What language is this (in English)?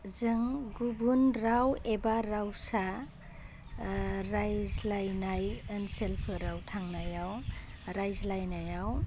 Bodo